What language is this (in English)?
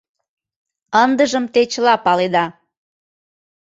Mari